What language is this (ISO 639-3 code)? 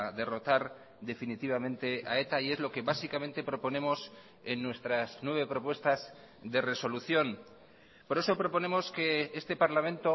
spa